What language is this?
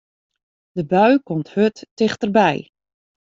Western Frisian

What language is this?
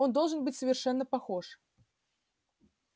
Russian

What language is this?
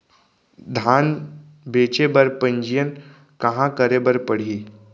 Chhattisgarhi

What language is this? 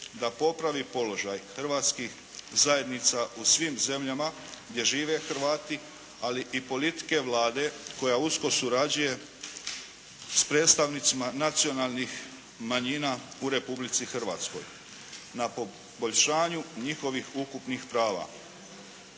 Croatian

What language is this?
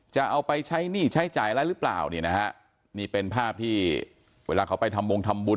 Thai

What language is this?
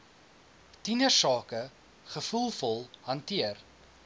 Afrikaans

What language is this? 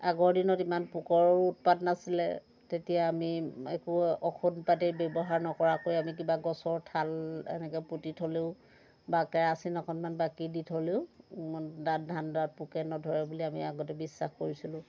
Assamese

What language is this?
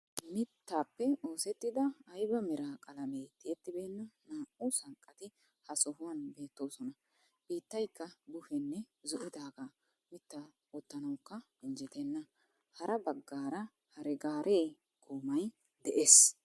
Wolaytta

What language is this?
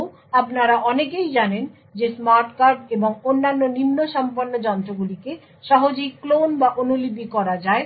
Bangla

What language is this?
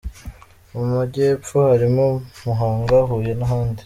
Kinyarwanda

